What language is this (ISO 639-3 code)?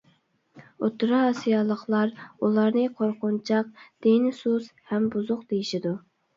uig